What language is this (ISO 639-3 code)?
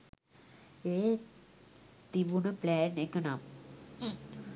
sin